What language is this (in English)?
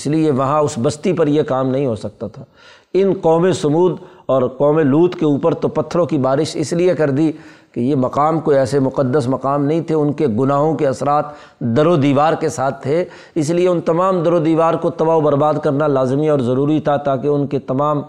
Urdu